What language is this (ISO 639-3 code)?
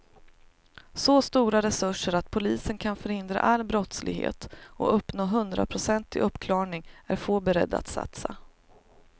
swe